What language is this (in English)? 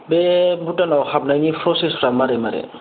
Bodo